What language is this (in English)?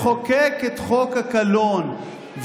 Hebrew